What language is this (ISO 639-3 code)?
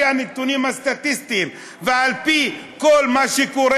heb